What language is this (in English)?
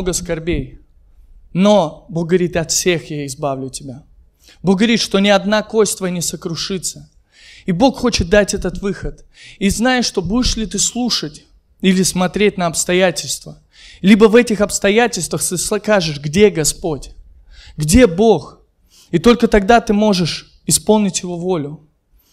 Russian